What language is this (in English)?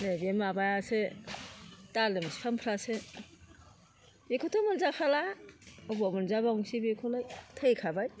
Bodo